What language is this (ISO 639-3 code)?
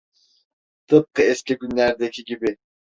tur